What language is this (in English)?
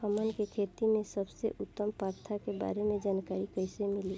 Bhojpuri